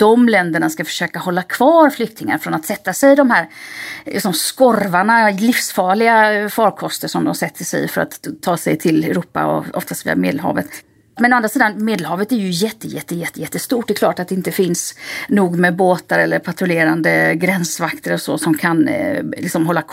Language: Swedish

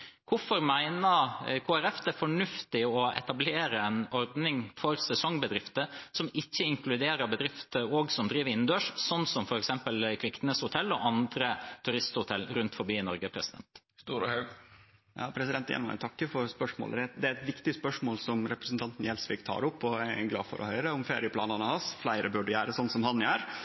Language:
Norwegian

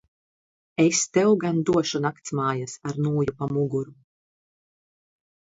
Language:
Latvian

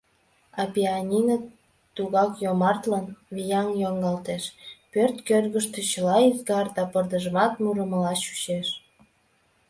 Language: Mari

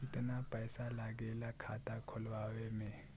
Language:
Bhojpuri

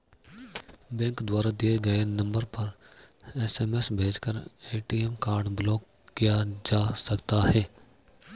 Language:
Hindi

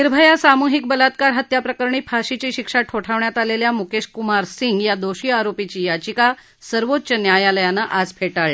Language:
Marathi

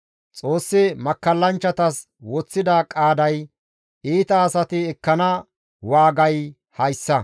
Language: Gamo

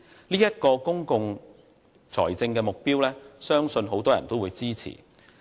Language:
Cantonese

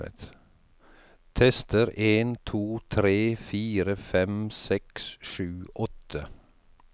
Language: Norwegian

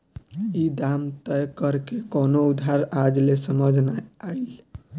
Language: Bhojpuri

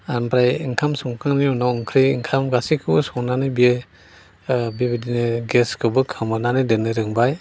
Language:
Bodo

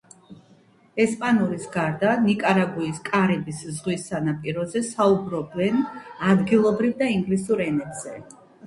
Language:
Georgian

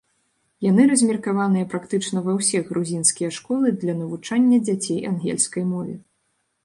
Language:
Belarusian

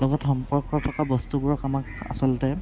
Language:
Assamese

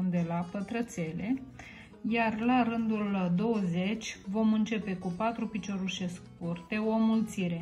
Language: Romanian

